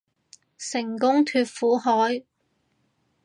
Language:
Cantonese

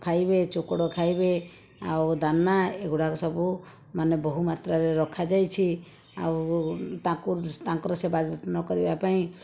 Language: Odia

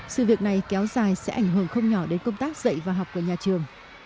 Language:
Vietnamese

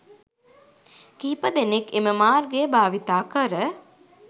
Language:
Sinhala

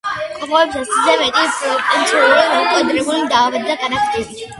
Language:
Georgian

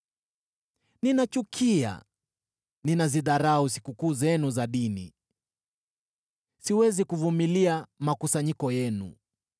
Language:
Swahili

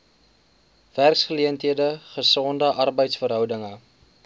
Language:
Afrikaans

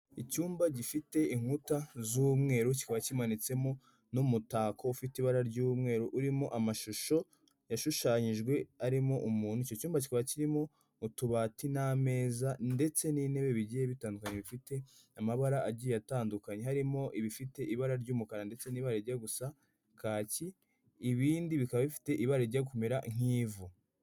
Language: Kinyarwanda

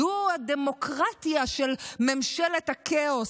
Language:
Hebrew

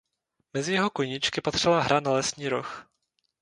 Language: Czech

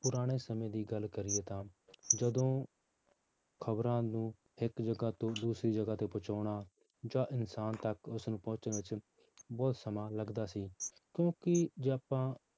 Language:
Punjabi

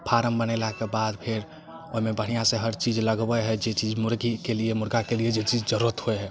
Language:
Maithili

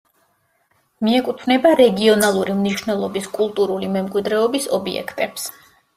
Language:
Georgian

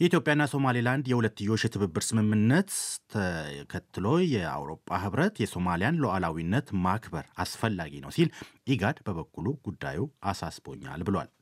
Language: Amharic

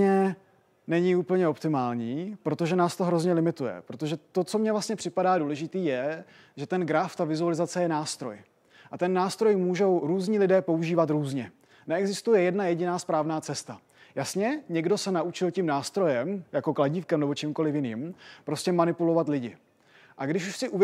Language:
Czech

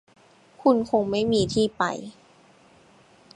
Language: Thai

